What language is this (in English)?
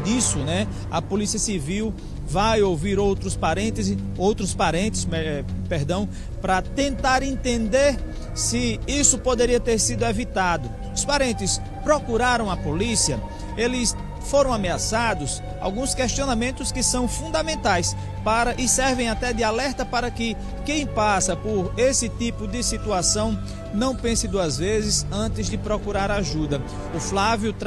Portuguese